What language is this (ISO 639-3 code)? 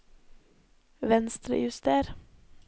nor